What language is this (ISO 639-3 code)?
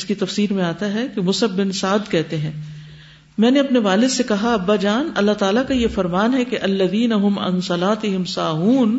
urd